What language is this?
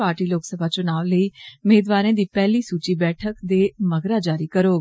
Dogri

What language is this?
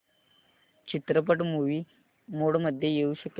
Marathi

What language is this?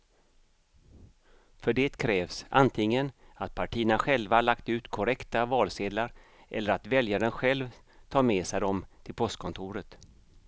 Swedish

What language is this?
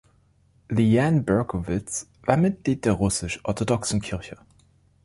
German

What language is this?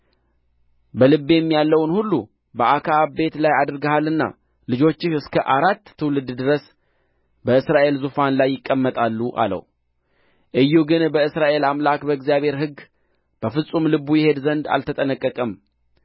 Amharic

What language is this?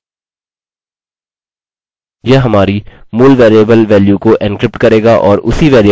Hindi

